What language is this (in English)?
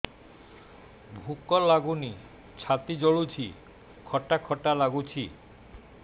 Odia